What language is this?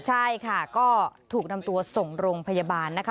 Thai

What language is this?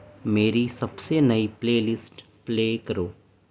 Urdu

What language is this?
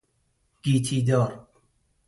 Persian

